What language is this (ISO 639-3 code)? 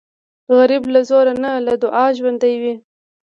pus